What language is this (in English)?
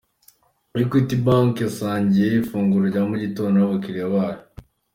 Kinyarwanda